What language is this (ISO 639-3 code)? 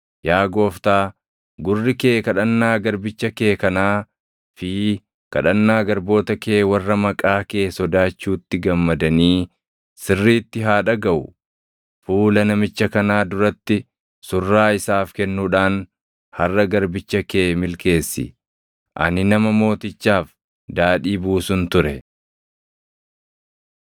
orm